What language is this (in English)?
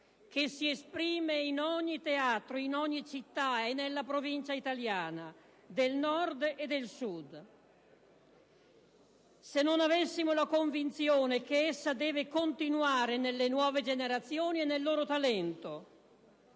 Italian